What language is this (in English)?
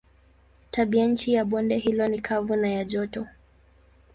Swahili